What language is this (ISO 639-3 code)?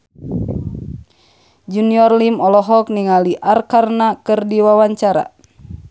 sun